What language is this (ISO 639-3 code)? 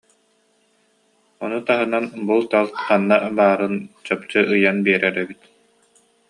sah